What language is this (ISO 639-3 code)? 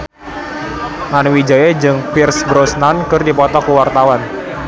sun